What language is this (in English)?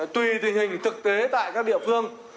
Vietnamese